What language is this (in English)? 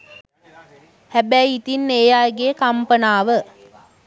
Sinhala